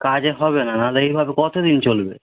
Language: Bangla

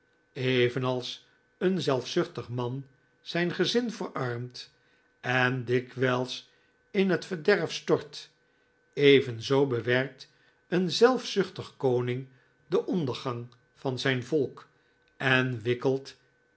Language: Dutch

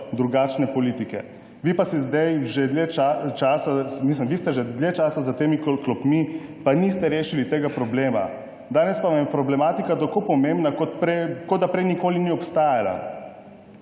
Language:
Slovenian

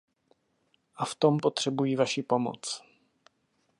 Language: Czech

